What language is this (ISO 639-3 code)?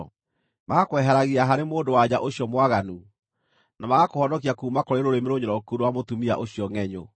kik